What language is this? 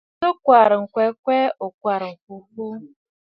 Bafut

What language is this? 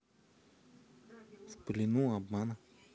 Russian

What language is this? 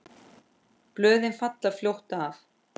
Icelandic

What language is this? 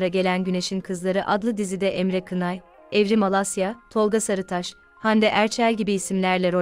Turkish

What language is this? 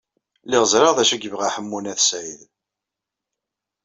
Kabyle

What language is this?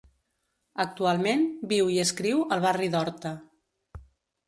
Catalan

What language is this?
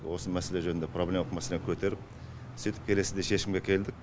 Kazakh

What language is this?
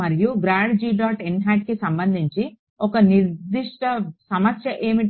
Telugu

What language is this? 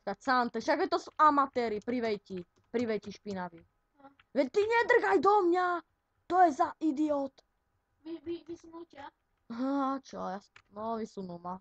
Slovak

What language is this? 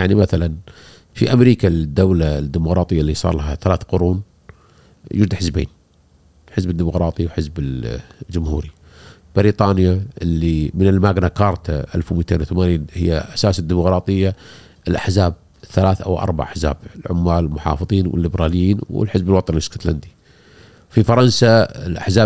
Arabic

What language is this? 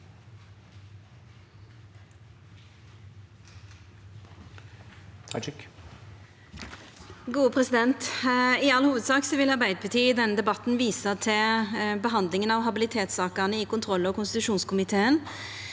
Norwegian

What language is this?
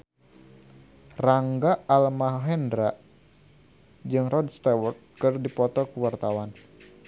Sundanese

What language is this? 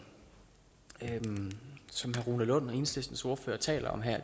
Danish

